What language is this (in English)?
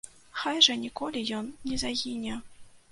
Belarusian